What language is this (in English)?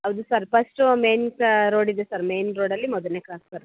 Kannada